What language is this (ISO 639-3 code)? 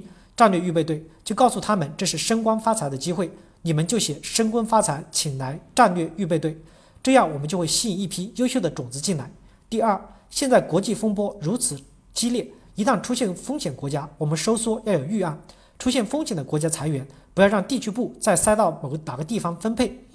zho